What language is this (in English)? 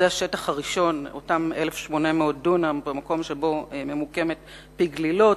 Hebrew